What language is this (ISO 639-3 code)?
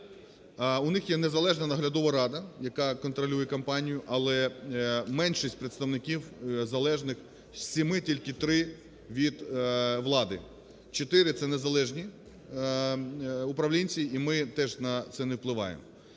ukr